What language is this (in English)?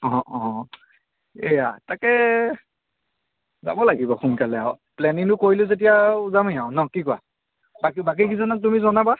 Assamese